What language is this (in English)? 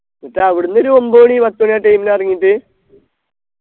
Malayalam